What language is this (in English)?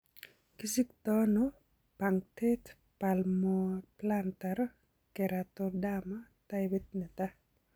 Kalenjin